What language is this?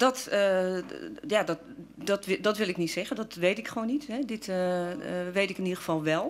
Dutch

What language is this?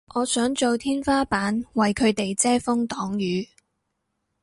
Cantonese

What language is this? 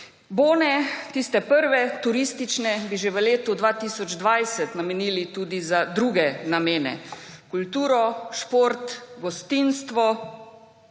Slovenian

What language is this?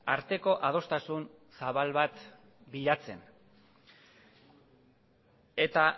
Basque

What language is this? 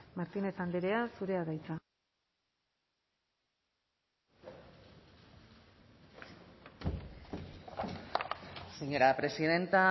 Basque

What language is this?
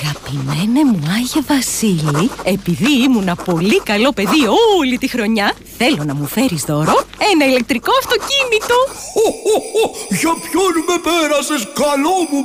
Greek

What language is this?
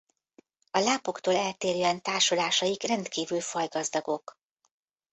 Hungarian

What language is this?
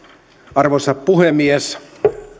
Finnish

